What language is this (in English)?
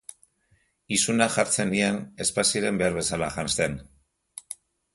Basque